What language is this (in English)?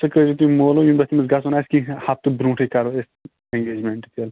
Kashmiri